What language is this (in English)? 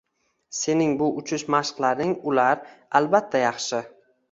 Uzbek